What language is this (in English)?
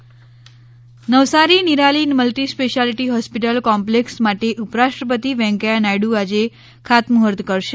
Gujarati